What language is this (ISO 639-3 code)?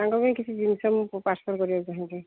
ori